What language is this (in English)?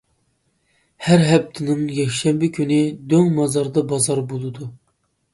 Uyghur